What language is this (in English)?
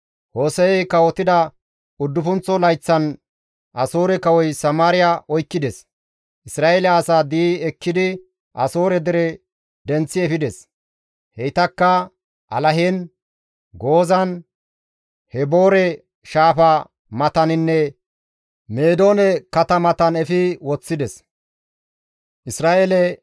Gamo